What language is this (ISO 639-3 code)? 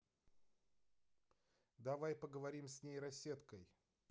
rus